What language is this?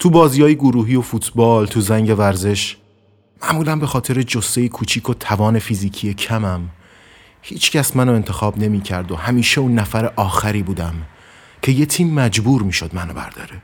Persian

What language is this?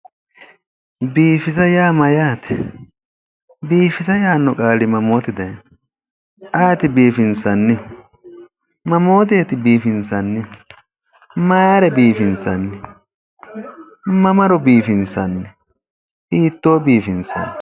Sidamo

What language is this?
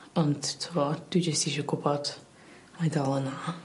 Welsh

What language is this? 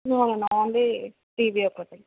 Telugu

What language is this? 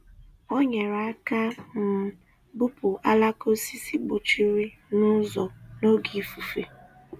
Igbo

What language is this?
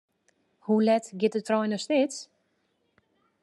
Western Frisian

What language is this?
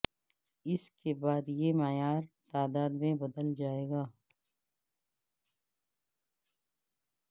Urdu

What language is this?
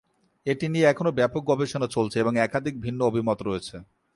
Bangla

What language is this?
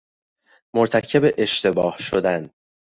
Persian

